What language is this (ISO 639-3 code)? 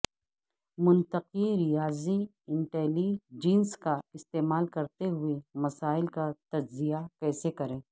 urd